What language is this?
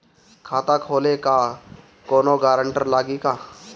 Bhojpuri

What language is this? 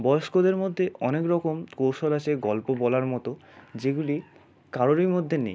Bangla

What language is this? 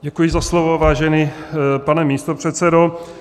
Czech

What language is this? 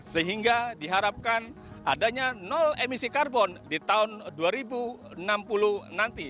Indonesian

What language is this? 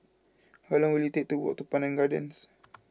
English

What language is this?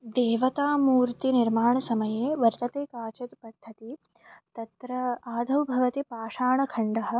Sanskrit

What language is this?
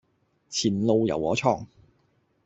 Cantonese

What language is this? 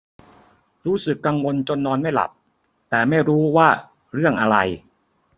Thai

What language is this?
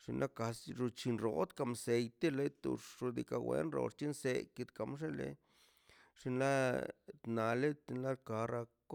Mazaltepec Zapotec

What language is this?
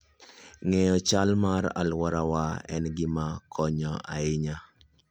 Luo (Kenya and Tanzania)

